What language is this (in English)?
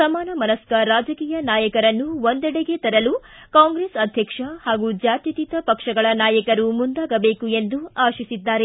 Kannada